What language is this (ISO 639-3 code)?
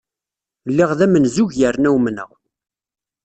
kab